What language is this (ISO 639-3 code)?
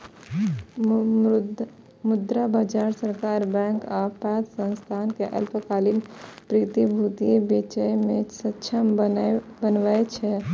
mai